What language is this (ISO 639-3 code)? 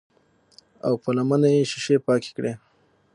pus